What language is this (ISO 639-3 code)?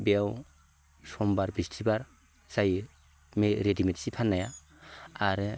brx